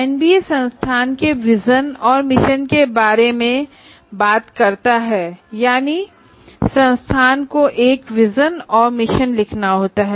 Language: Hindi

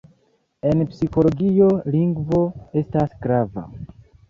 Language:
Esperanto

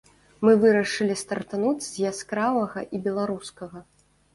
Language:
Belarusian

